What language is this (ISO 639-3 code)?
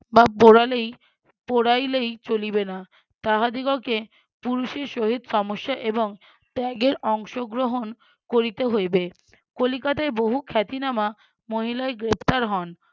ben